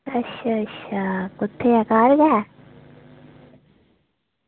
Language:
Dogri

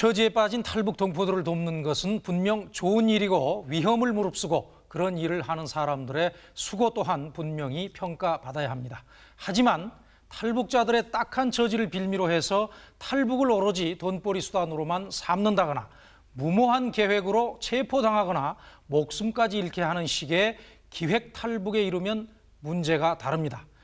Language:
Korean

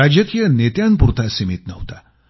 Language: Marathi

